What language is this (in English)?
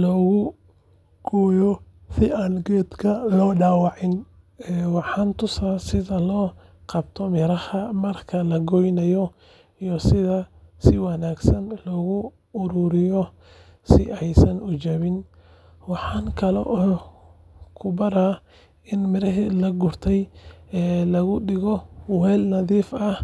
Somali